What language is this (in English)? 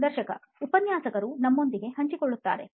Kannada